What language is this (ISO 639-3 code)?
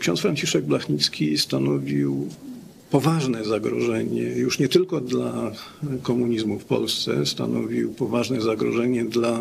pol